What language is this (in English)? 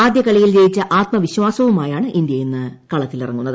Malayalam